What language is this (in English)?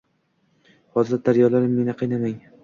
Uzbek